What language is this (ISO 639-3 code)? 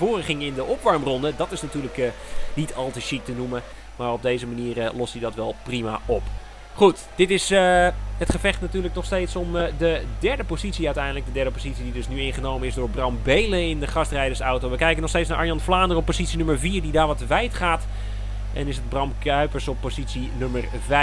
nld